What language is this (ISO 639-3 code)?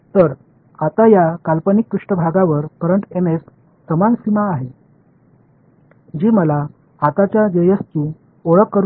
tam